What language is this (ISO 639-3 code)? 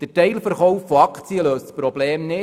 gsw